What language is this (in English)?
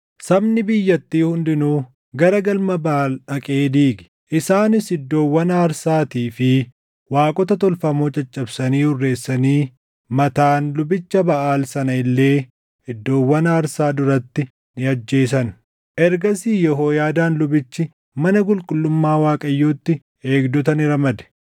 Oromo